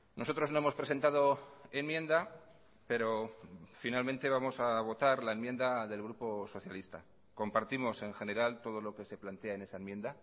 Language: Spanish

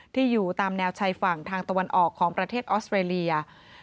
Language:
Thai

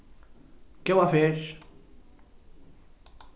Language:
Faroese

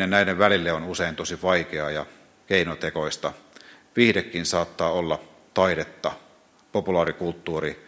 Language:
Finnish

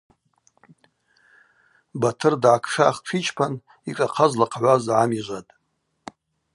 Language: Abaza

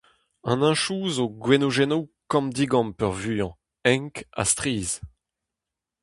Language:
Breton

